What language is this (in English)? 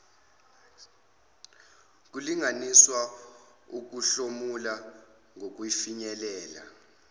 Zulu